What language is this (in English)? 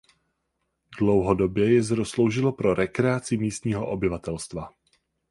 Czech